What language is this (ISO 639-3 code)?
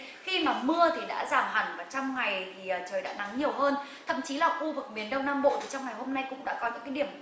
vie